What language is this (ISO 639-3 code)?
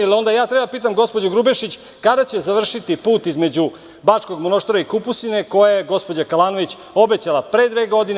srp